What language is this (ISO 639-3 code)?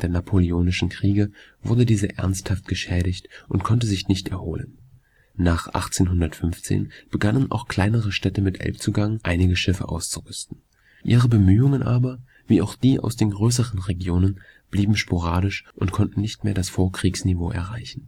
deu